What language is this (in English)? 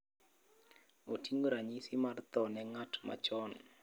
Luo (Kenya and Tanzania)